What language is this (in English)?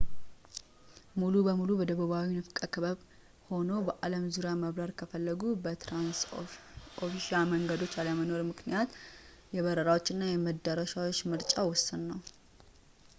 Amharic